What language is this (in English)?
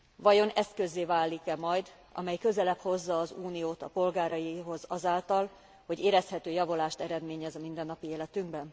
Hungarian